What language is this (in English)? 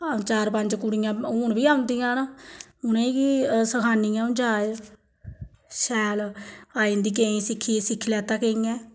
Dogri